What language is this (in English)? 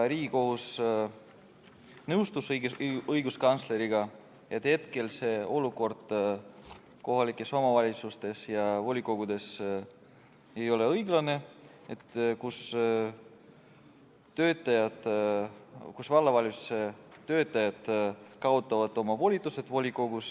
Estonian